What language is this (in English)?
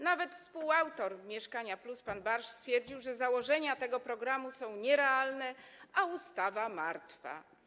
Polish